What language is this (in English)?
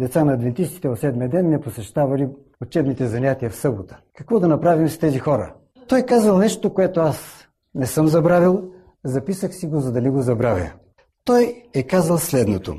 Bulgarian